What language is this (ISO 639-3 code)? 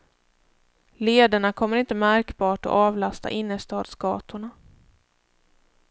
swe